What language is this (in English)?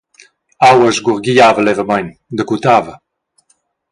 Romansh